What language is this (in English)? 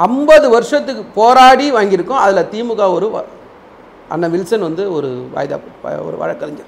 Tamil